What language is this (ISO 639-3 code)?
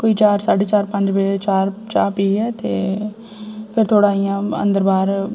doi